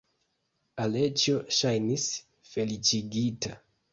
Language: Esperanto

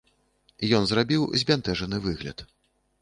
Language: Belarusian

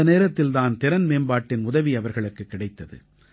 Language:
Tamil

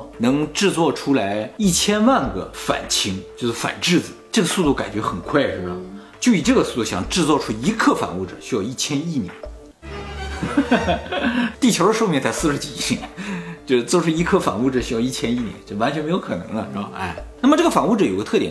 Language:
Chinese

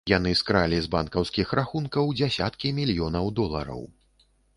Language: Belarusian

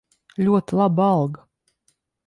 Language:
Latvian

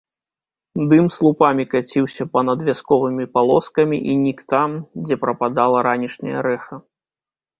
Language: Belarusian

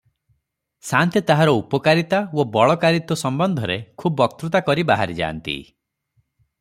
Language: Odia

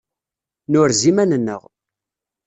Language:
Kabyle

